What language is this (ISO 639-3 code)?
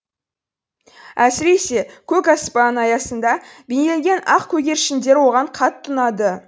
kaz